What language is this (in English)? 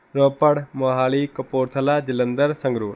Punjabi